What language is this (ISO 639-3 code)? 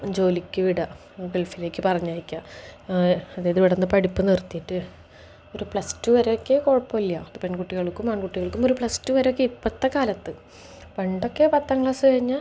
mal